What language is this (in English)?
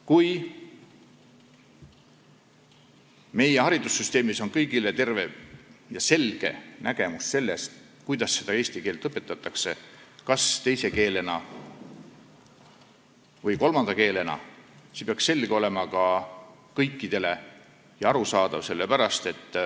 Estonian